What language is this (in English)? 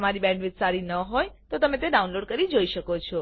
Gujarati